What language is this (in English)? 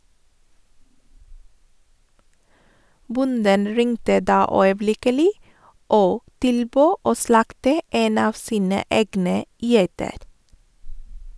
Norwegian